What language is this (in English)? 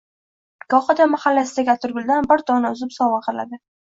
Uzbek